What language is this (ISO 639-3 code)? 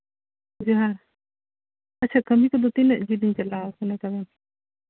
sat